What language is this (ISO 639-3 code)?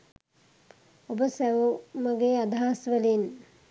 sin